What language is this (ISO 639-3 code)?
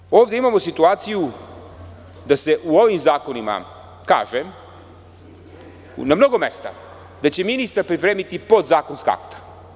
srp